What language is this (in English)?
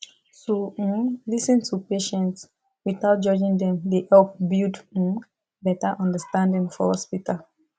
Nigerian Pidgin